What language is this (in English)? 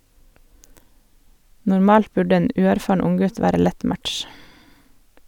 Norwegian